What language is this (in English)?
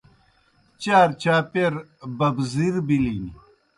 Kohistani Shina